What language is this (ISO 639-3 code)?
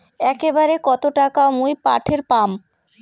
ben